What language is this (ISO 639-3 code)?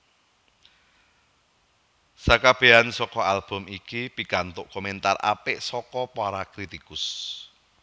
jav